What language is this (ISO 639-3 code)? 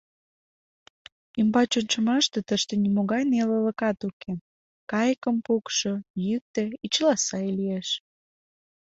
chm